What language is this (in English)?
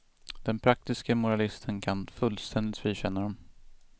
Swedish